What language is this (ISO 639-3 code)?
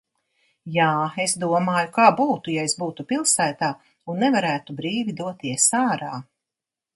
lav